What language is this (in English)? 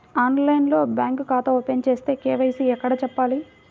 Telugu